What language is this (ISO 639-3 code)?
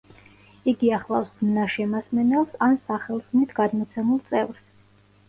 kat